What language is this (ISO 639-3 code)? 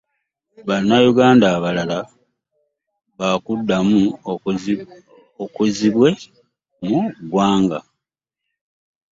lug